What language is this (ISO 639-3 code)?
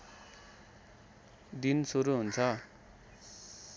nep